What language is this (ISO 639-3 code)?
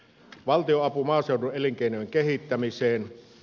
fin